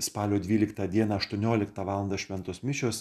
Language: Lithuanian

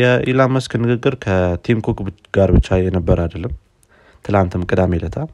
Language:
Amharic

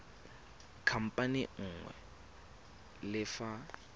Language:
Tswana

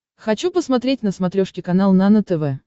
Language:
Russian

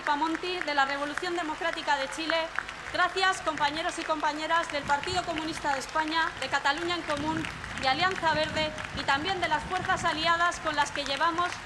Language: Spanish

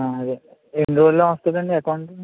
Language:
Telugu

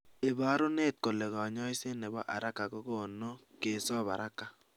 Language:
Kalenjin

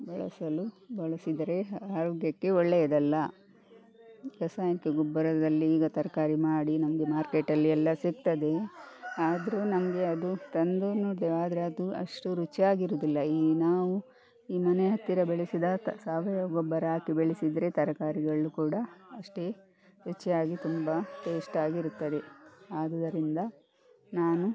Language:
Kannada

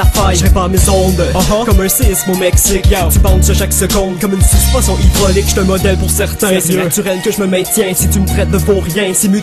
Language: French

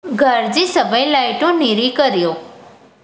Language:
Sindhi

